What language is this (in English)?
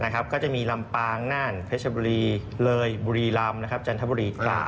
Thai